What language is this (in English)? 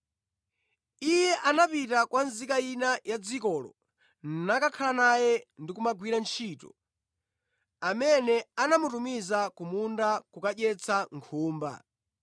Nyanja